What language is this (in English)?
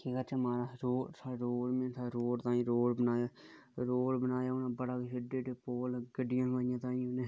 Dogri